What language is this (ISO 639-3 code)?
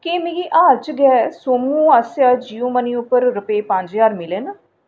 doi